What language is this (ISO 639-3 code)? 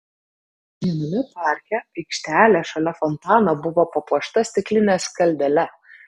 lit